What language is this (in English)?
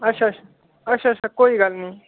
Dogri